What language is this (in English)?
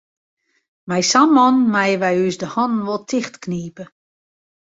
Western Frisian